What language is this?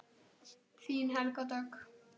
Icelandic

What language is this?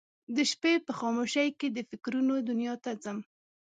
Pashto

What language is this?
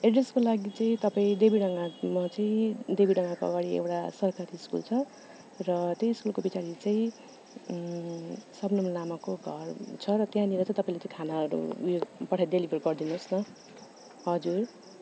Nepali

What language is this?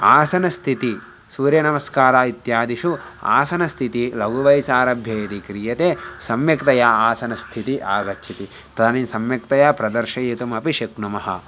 Sanskrit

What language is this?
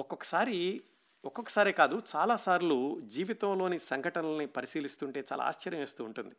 Telugu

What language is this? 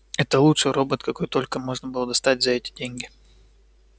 Russian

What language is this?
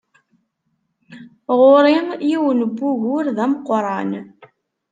Kabyle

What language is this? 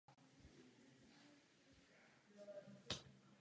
Czech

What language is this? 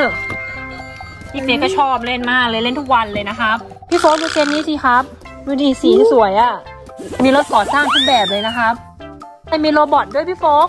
Thai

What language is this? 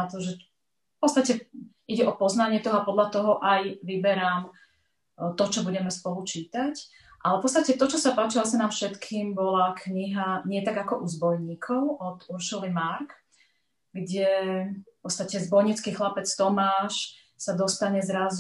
Slovak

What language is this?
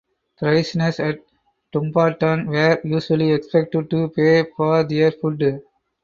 English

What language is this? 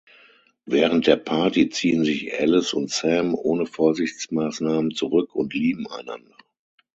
German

